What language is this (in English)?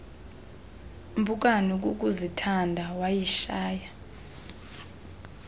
Xhosa